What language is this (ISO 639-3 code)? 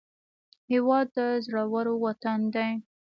pus